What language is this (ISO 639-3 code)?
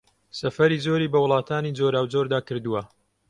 ckb